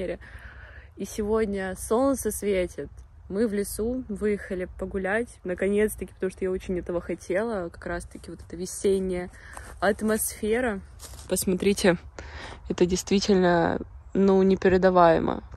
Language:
Russian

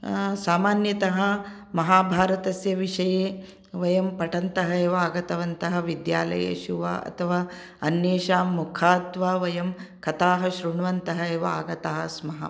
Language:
Sanskrit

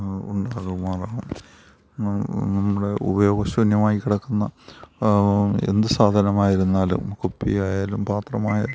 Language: Malayalam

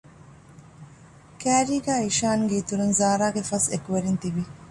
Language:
Divehi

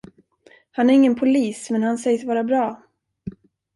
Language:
Swedish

